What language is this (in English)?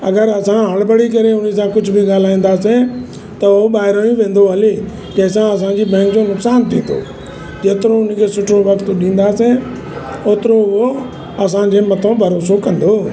Sindhi